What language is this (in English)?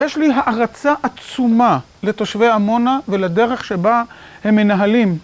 Hebrew